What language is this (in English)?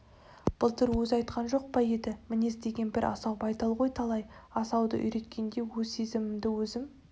Kazakh